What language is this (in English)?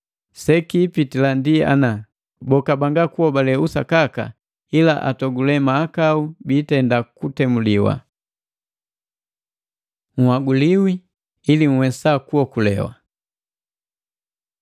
Matengo